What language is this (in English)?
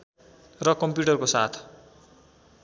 Nepali